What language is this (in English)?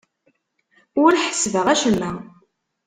Kabyle